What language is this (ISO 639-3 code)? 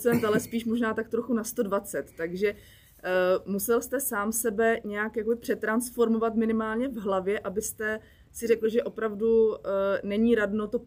ces